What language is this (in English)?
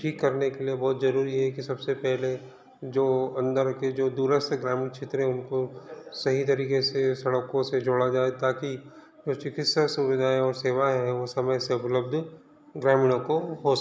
Hindi